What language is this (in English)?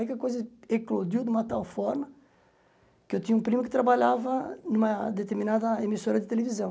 Portuguese